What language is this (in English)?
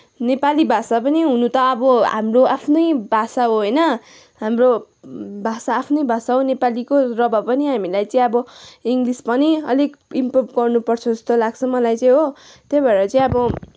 Nepali